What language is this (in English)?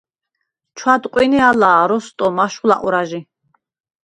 Svan